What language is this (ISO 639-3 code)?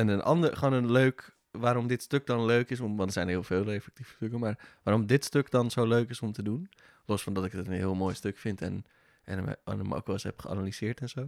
nld